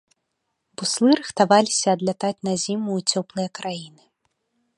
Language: Belarusian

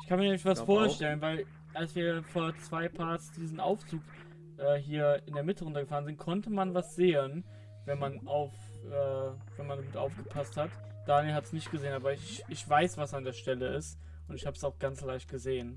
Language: German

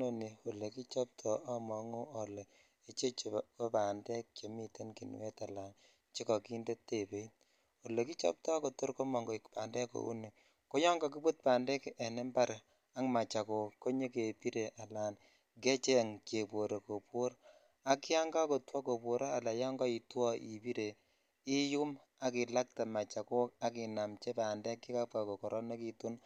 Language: Kalenjin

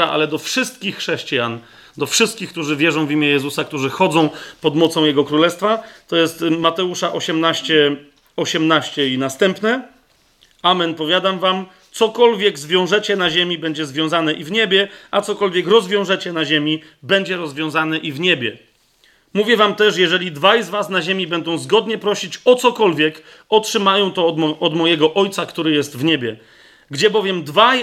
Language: Polish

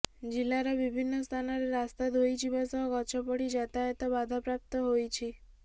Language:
Odia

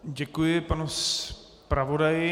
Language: Czech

